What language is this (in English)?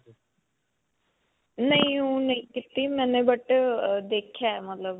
Punjabi